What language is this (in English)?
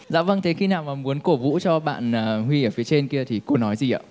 Vietnamese